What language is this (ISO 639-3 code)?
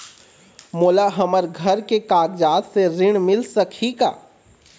hne